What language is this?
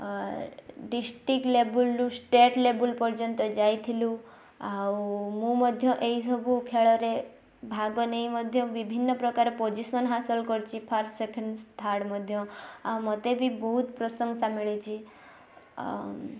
Odia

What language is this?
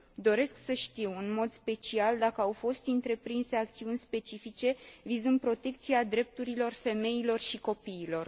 Romanian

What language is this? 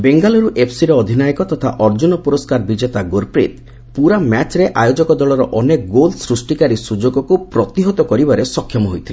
Odia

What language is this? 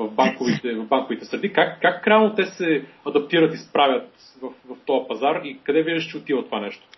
Bulgarian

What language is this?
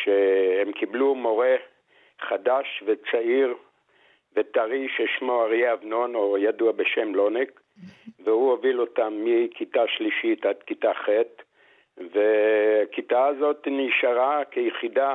Hebrew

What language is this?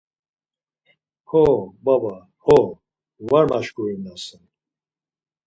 Laz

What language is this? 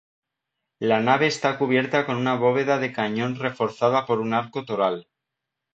Spanish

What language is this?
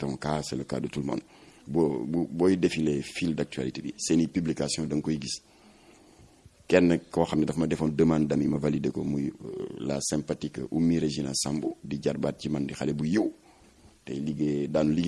French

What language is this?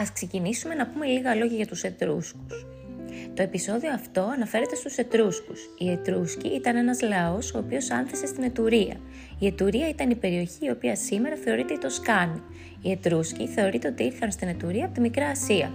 Greek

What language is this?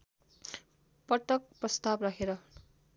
Nepali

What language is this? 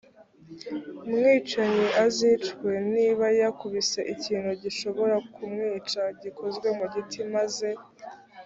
Kinyarwanda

